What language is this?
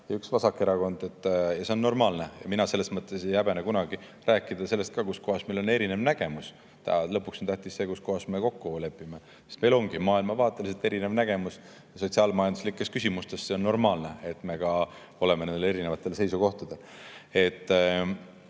Estonian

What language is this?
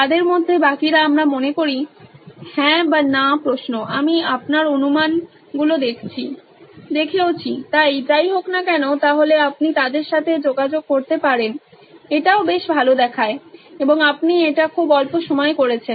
Bangla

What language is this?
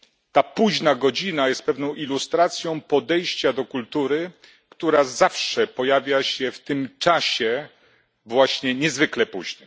Polish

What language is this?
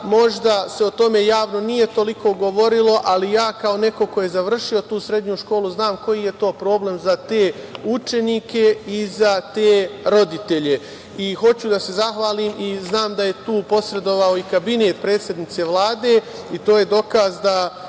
Serbian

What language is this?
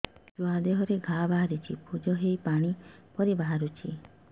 Odia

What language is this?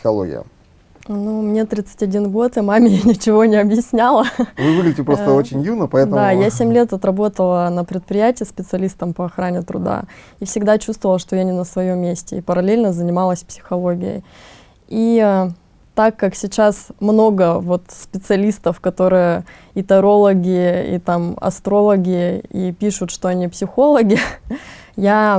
Russian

